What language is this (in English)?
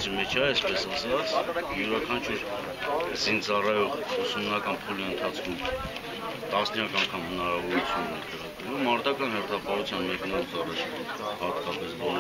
Romanian